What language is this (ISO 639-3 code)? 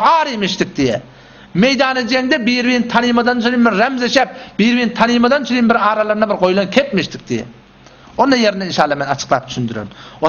ara